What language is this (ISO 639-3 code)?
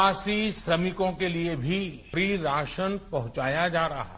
hin